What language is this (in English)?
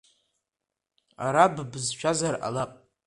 Abkhazian